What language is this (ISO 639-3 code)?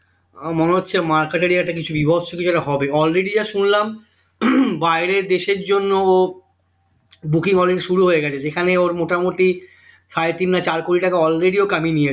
ben